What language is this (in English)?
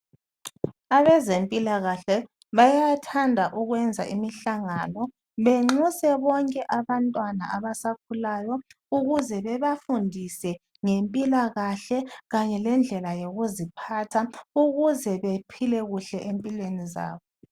North Ndebele